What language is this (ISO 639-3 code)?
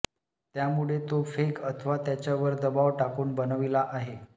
mar